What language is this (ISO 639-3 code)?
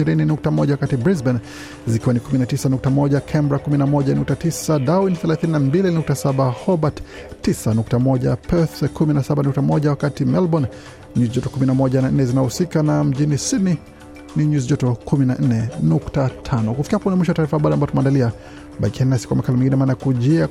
swa